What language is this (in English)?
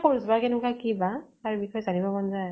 Assamese